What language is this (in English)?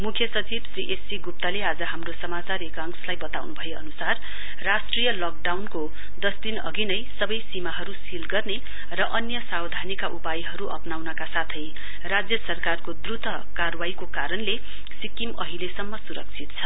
Nepali